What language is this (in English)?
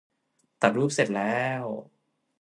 Thai